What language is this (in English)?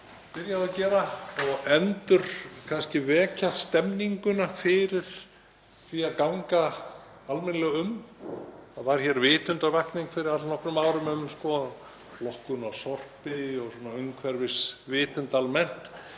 Icelandic